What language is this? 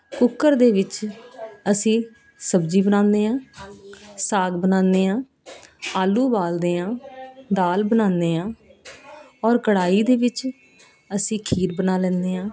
Punjabi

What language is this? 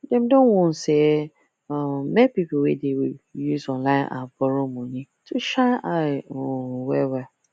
Nigerian Pidgin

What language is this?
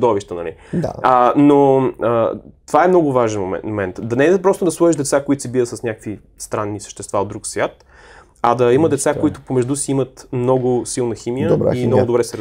Bulgarian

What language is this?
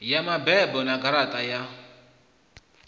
Venda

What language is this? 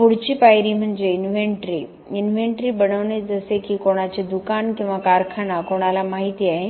Marathi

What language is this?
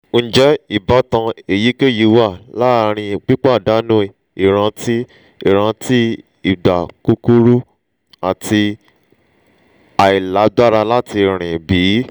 Yoruba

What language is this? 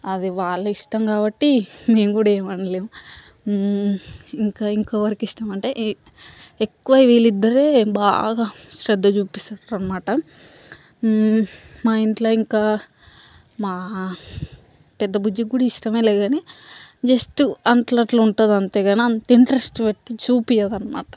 Telugu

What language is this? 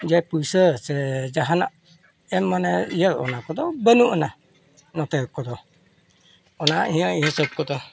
Santali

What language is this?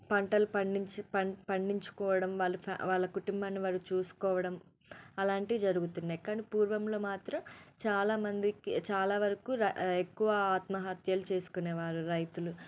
Telugu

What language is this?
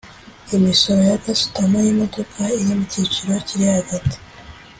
Kinyarwanda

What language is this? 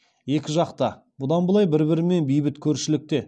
Kazakh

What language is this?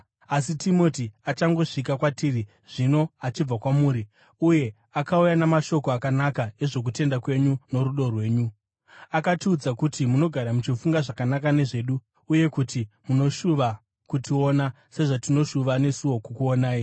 Shona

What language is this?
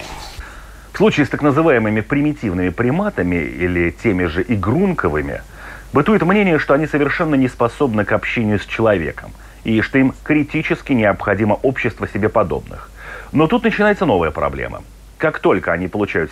Russian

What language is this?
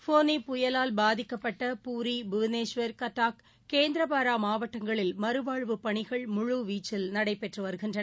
Tamil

